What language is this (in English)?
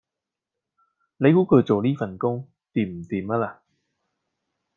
Cantonese